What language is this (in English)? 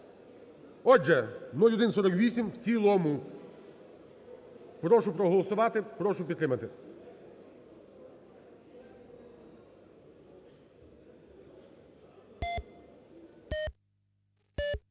Ukrainian